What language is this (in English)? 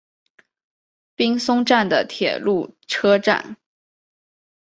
Chinese